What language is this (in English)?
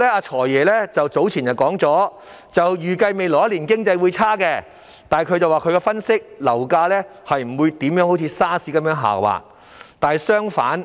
Cantonese